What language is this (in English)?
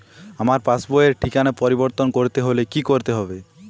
Bangla